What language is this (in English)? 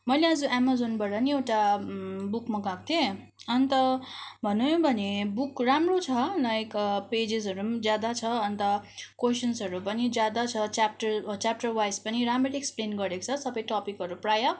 Nepali